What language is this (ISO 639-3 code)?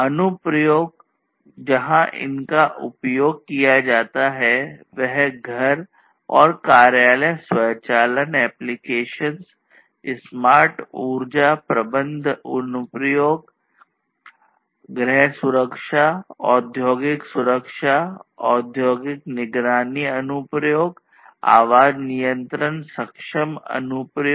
hin